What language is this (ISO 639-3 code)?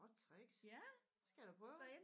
dan